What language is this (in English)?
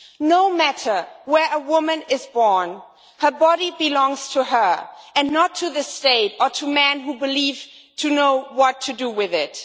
English